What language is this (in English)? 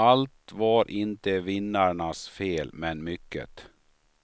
Swedish